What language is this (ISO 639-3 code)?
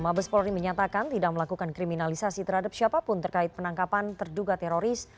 ind